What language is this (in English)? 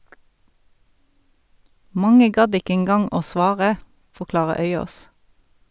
Norwegian